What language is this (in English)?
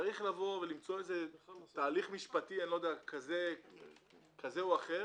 Hebrew